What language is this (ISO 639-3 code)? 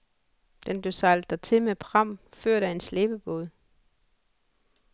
dan